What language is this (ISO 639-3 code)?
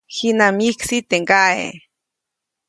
zoc